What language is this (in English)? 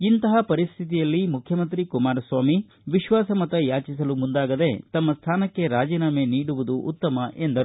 Kannada